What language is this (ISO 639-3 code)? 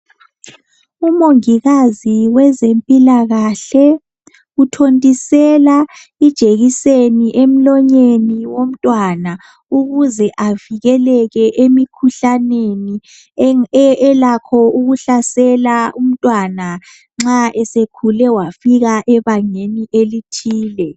nde